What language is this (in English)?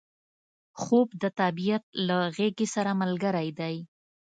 Pashto